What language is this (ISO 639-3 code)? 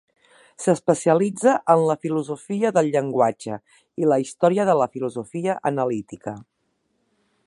cat